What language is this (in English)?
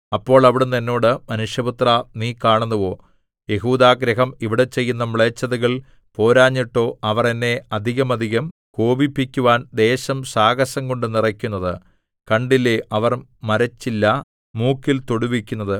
Malayalam